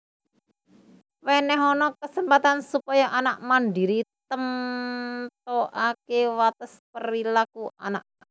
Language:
Javanese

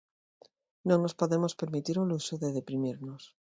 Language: Galician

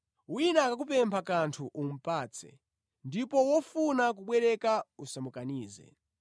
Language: Nyanja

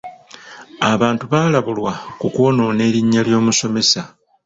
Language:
Ganda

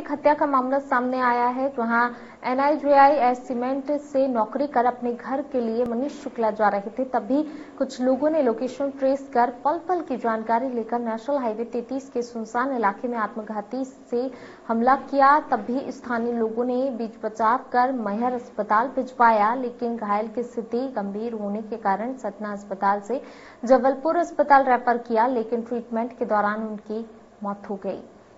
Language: Hindi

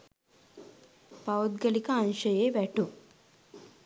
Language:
Sinhala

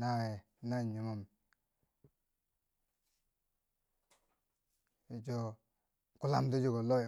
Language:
Bangwinji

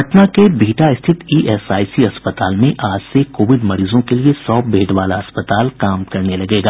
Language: Hindi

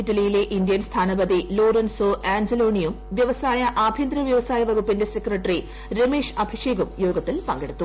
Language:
Malayalam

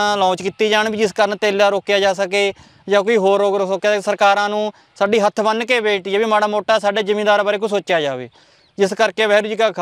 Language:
Punjabi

